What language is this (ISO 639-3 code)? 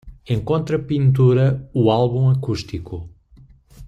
por